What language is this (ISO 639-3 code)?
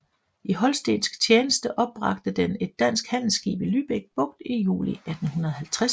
dan